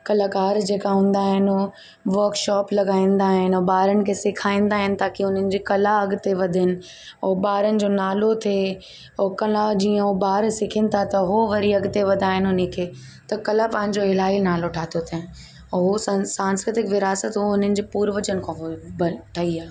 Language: Sindhi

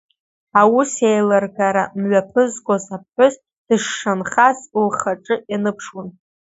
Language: Abkhazian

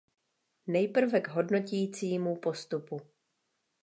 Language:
Czech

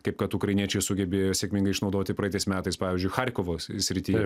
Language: Lithuanian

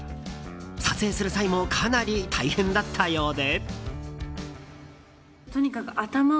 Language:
Japanese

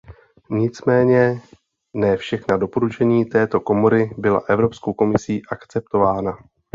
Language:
Czech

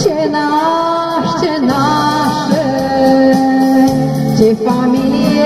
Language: Romanian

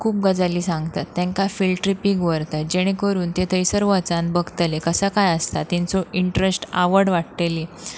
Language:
Konkani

